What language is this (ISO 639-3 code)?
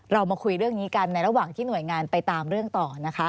tha